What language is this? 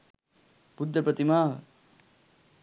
Sinhala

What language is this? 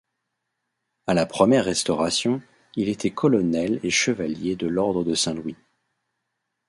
French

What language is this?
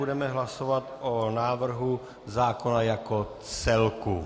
Czech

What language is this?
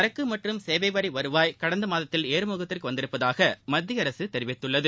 Tamil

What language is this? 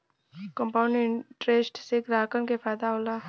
Bhojpuri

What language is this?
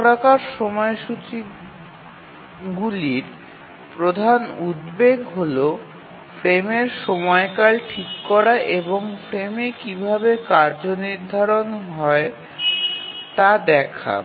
Bangla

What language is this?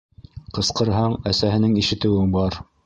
Bashkir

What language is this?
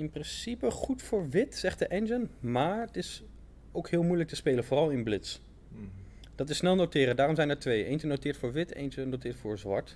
Dutch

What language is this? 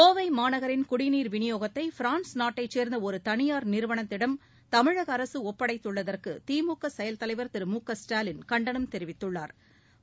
Tamil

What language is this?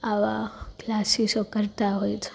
Gujarati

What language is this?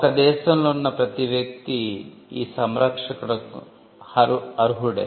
Telugu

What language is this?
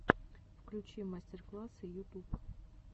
Russian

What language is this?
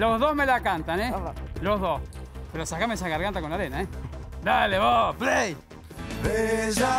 Spanish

